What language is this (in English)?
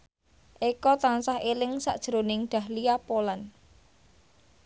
Javanese